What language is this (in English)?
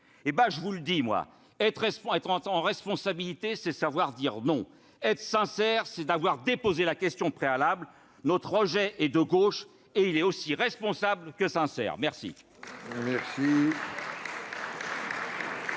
French